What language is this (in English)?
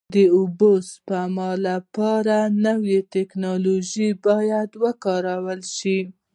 Pashto